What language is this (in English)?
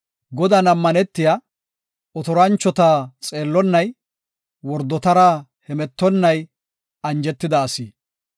Gofa